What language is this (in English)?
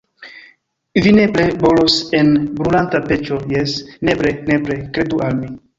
Esperanto